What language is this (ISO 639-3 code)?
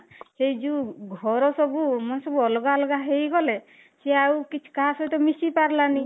ori